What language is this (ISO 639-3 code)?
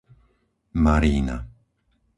slk